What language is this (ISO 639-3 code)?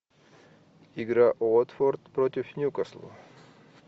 rus